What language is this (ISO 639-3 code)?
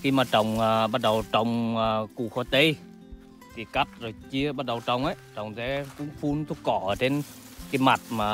vie